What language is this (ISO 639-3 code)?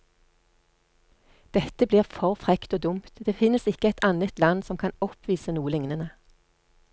nor